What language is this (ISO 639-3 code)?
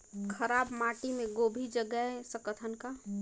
hne